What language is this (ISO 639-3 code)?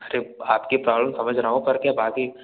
hin